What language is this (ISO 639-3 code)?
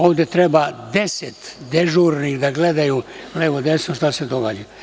srp